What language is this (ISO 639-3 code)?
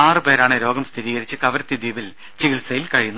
mal